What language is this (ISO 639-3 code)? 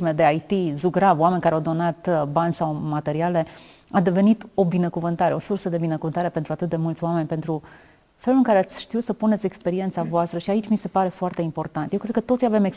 ron